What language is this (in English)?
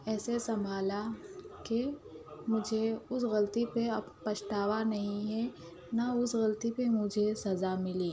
Urdu